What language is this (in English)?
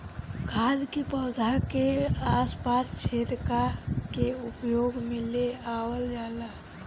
Bhojpuri